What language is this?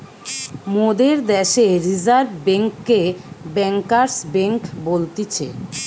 Bangla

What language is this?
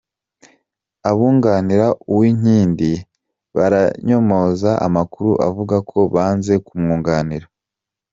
Kinyarwanda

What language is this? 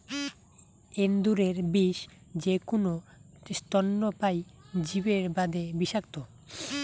Bangla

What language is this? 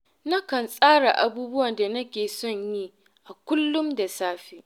Hausa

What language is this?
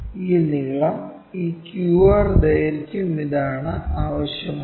Malayalam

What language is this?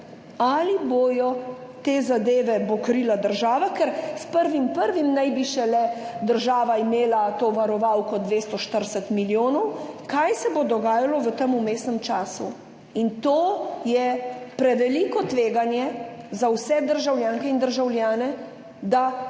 Slovenian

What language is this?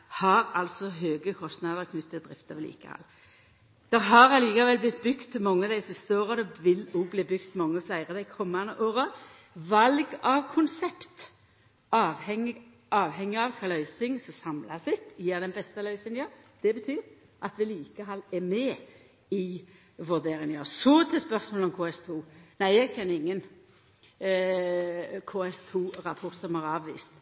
Norwegian Nynorsk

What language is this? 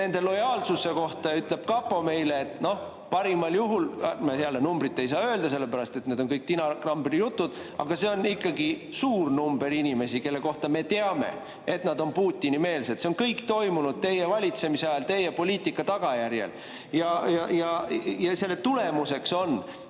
Estonian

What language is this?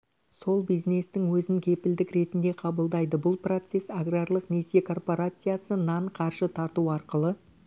Kazakh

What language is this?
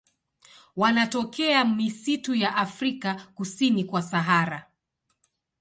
Swahili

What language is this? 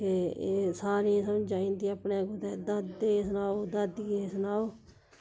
Dogri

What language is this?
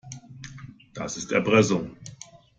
German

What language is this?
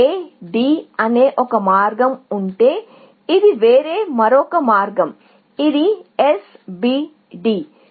Telugu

